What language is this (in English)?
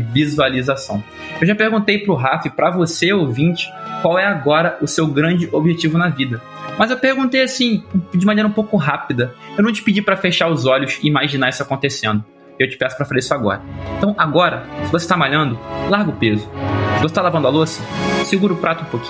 Portuguese